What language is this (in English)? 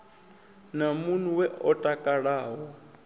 Venda